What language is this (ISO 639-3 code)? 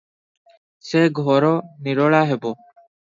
ori